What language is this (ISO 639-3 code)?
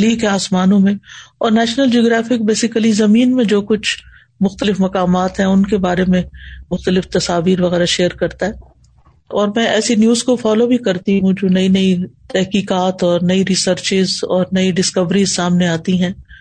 urd